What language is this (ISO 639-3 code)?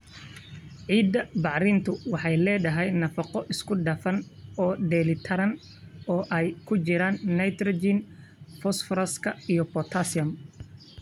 som